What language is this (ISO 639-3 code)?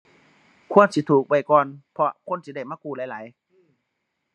tha